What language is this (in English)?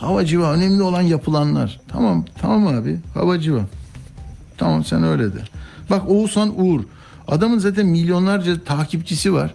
Turkish